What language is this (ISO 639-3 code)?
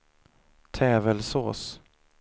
swe